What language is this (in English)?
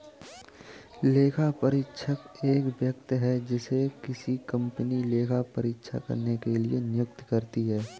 Hindi